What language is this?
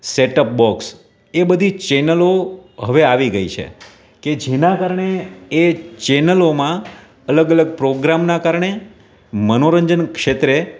Gujarati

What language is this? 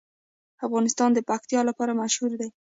Pashto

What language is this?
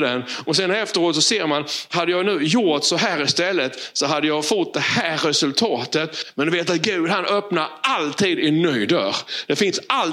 Swedish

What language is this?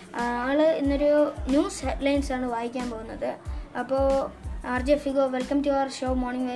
Malayalam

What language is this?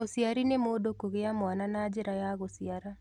Kikuyu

